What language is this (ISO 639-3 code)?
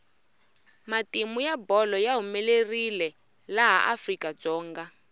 tso